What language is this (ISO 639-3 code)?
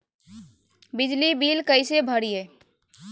mag